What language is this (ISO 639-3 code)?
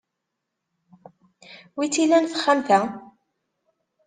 kab